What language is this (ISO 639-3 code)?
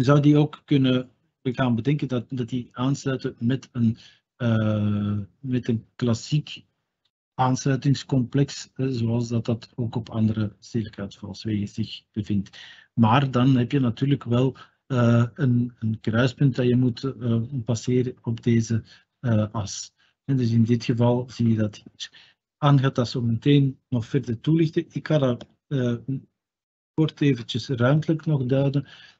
nld